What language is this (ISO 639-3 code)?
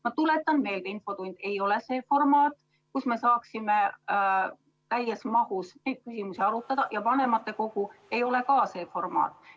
est